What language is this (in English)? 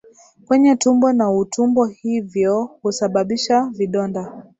Swahili